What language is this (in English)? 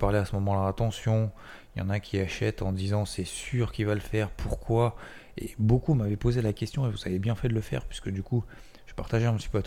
French